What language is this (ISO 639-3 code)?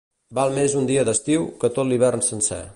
cat